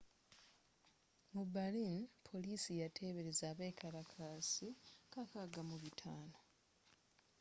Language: Ganda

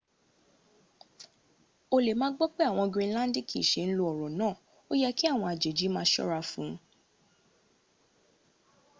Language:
Yoruba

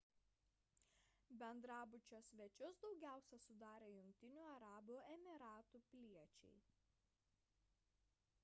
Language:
Lithuanian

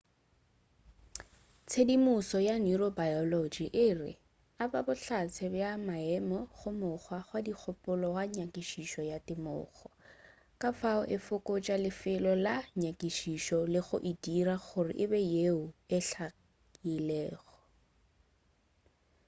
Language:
Northern Sotho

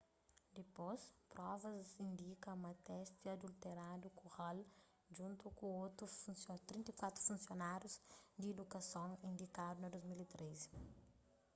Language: Kabuverdianu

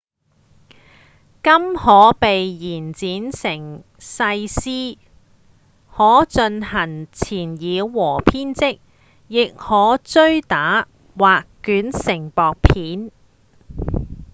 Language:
Cantonese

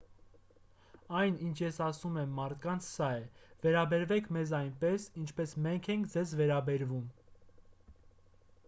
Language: Armenian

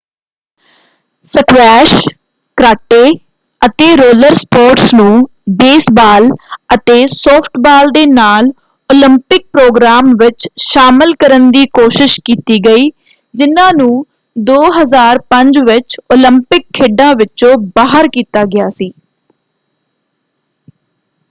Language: Punjabi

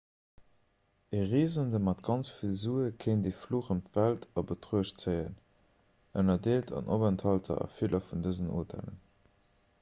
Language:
Luxembourgish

